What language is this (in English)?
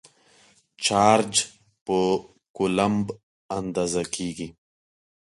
Pashto